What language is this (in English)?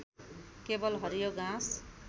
Nepali